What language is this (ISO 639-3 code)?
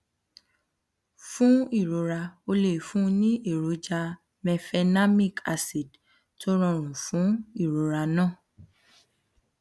yor